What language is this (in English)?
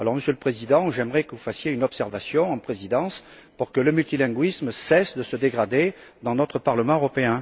French